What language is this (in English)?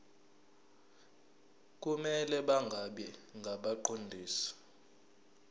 Zulu